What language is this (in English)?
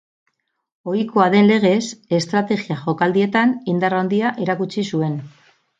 Basque